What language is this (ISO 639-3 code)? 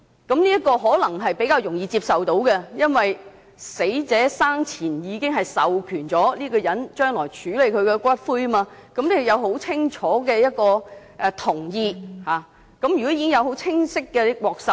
yue